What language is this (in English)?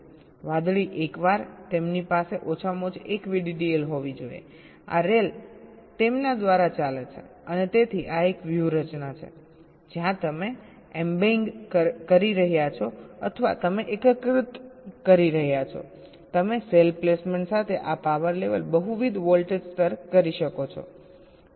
Gujarati